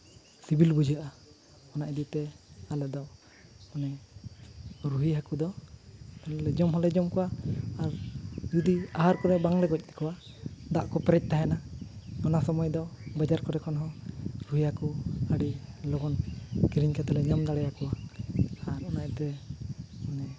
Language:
Santali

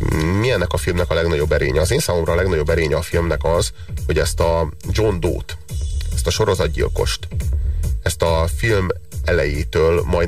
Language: Hungarian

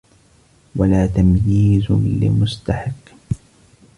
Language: Arabic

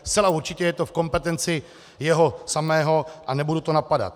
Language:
Czech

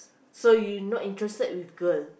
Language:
English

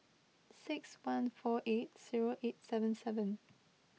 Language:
English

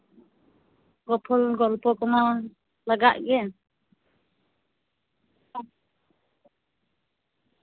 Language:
Santali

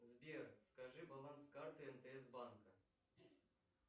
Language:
Russian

